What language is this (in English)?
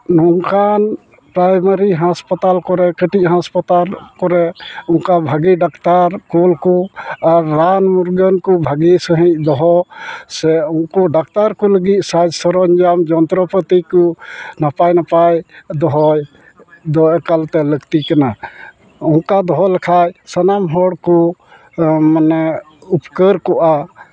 Santali